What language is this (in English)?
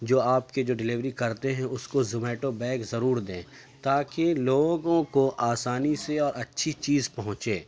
Urdu